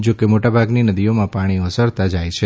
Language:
Gujarati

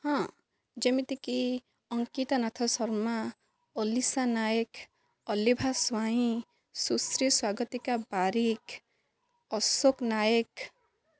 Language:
Odia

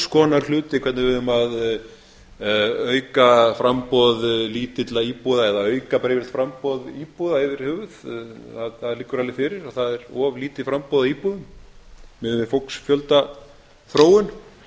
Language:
Icelandic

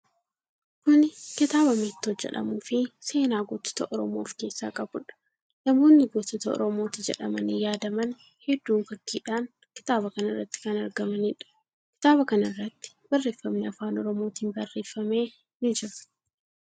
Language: Oromo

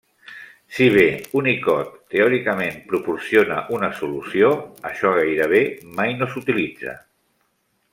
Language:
Catalan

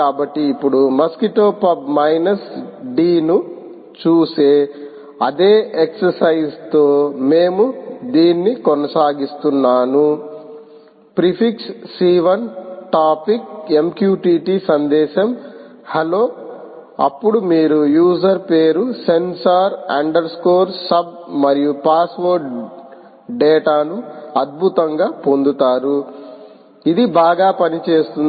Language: Telugu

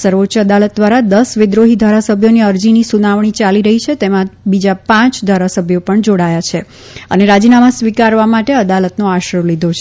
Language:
Gujarati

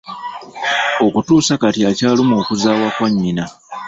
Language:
Ganda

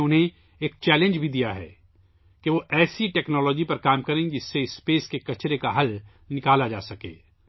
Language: Urdu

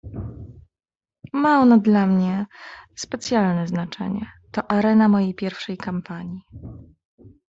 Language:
Polish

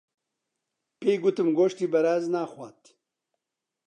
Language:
Central Kurdish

